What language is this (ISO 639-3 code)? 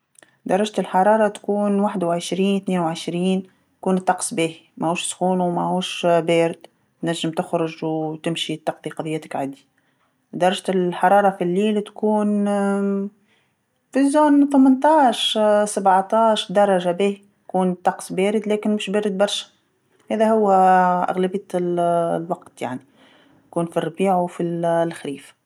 aeb